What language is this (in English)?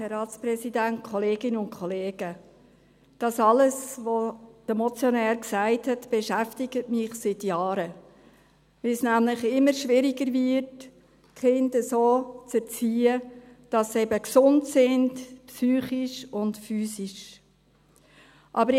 Swiss German